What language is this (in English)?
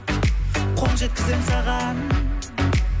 Kazakh